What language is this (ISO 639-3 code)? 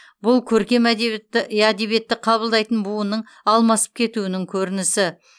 kaz